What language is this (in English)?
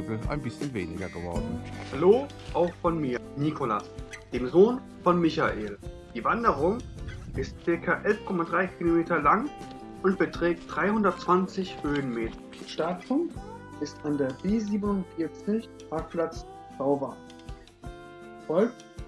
German